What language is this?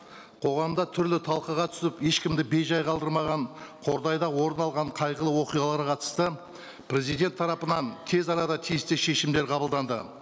Kazakh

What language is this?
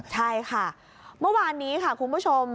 Thai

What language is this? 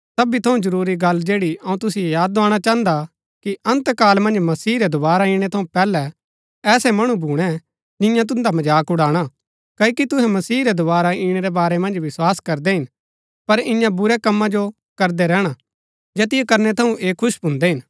Gaddi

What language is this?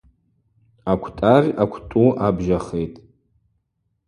Abaza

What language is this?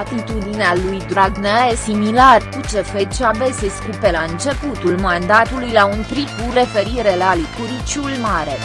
Romanian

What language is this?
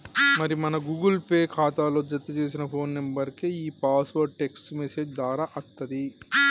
Telugu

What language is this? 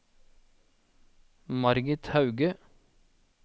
Norwegian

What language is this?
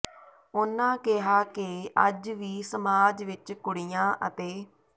Punjabi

